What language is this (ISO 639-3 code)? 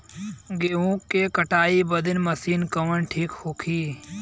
bho